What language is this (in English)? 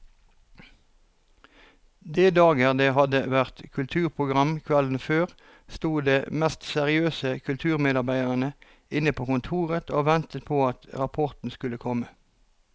Norwegian